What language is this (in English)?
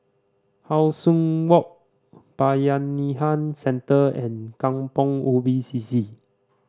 English